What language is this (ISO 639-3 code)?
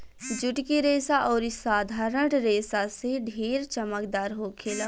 bho